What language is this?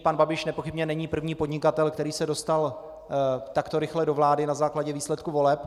Czech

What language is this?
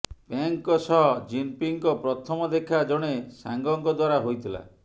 Odia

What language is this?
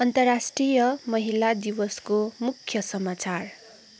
Nepali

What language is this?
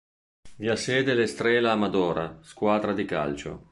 Italian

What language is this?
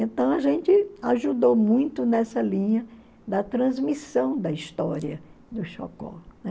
Portuguese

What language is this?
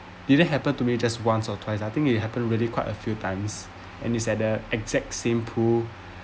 English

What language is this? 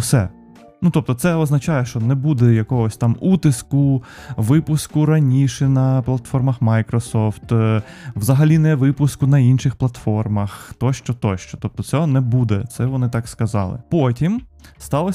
Ukrainian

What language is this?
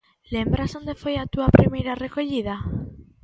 Galician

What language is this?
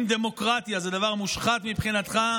Hebrew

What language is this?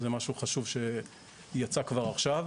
Hebrew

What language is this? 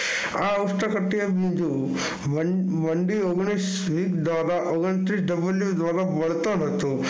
Gujarati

